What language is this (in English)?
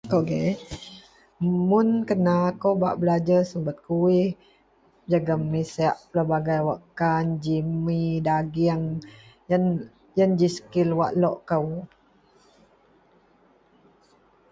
Central Melanau